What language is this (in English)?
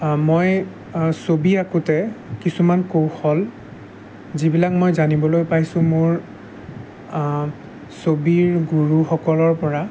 Assamese